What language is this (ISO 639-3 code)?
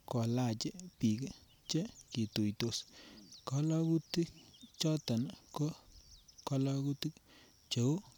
kln